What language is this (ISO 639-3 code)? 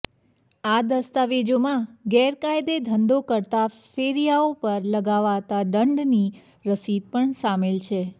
guj